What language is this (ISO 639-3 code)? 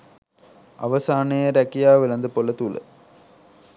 sin